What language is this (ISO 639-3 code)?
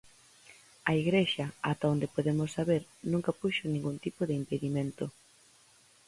glg